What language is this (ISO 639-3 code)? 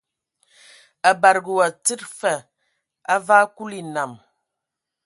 ewo